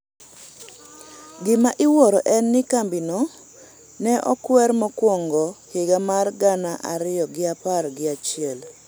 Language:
Luo (Kenya and Tanzania)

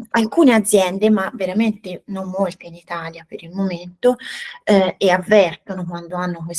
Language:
Italian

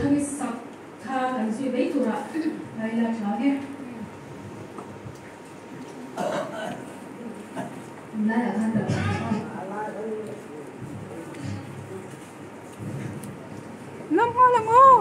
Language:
Romanian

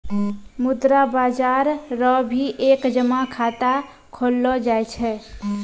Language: Maithili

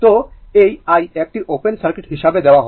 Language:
Bangla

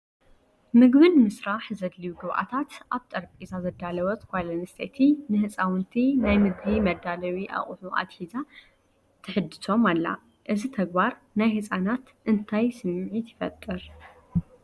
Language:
Tigrinya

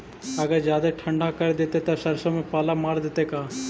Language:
Magahi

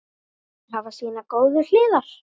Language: Icelandic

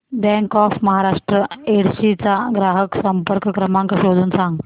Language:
Marathi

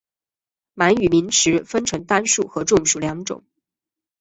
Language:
Chinese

